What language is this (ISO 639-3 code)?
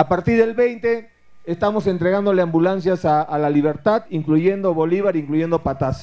spa